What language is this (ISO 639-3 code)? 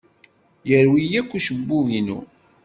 kab